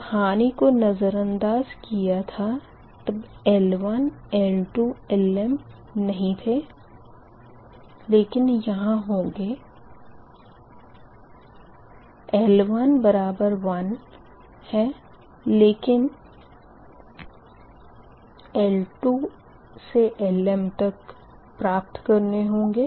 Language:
Hindi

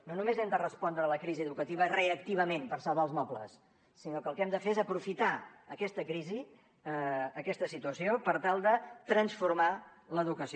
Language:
Catalan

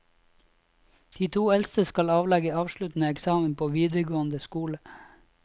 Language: Norwegian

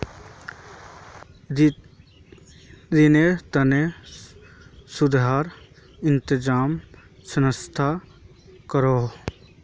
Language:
Magahi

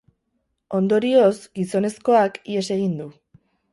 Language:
Basque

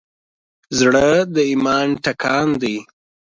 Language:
Pashto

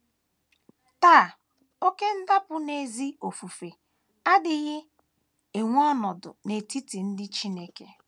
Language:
Igbo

